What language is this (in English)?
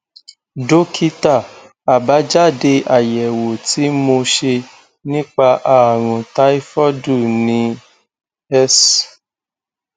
Yoruba